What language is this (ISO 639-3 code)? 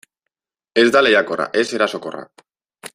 eus